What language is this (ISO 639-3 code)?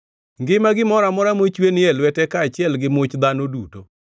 luo